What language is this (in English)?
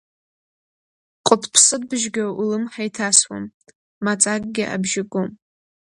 Abkhazian